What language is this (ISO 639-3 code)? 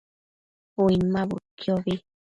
mcf